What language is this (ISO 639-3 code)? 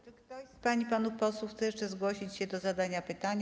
pol